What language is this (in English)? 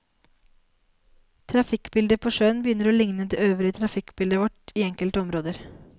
Norwegian